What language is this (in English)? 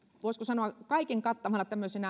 Finnish